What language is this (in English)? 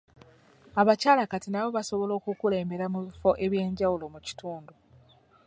Ganda